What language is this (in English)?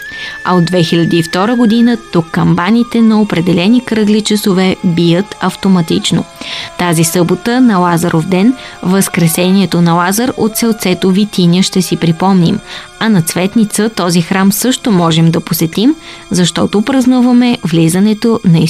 Bulgarian